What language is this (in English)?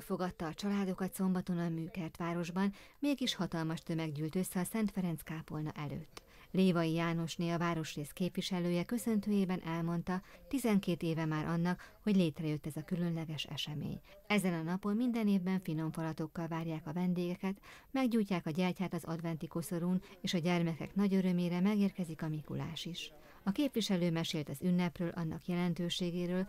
Hungarian